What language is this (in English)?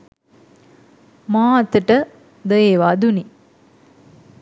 Sinhala